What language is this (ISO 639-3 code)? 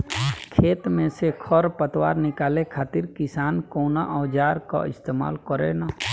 bho